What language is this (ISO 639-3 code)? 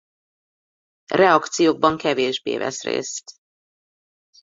hun